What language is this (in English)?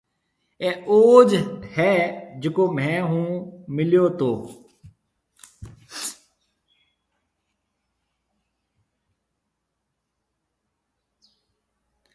Marwari (Pakistan)